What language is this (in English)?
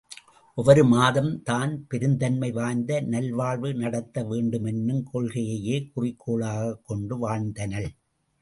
Tamil